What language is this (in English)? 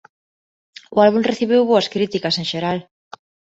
Galician